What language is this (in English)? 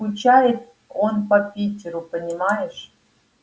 Russian